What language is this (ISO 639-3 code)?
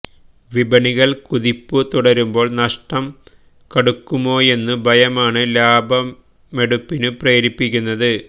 mal